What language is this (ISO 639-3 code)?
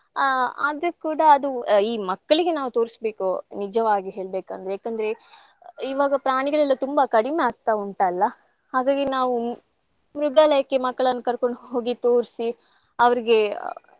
kan